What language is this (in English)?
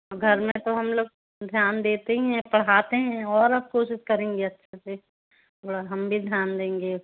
Hindi